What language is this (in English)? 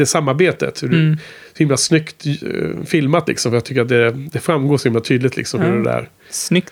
Swedish